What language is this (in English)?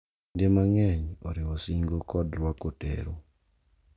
Luo (Kenya and Tanzania)